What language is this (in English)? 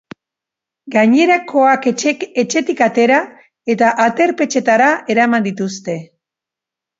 Basque